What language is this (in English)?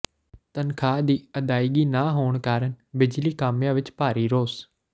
Punjabi